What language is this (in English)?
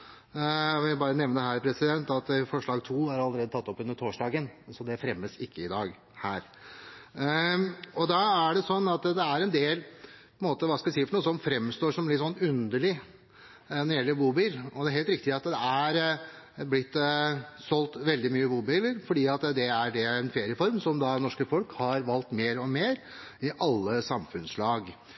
Norwegian Bokmål